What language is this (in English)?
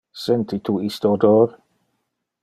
Interlingua